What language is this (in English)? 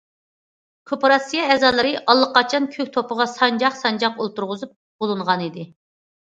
Uyghur